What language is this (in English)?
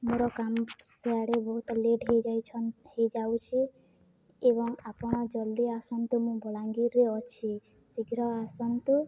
Odia